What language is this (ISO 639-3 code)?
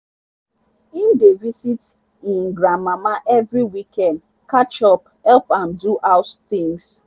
pcm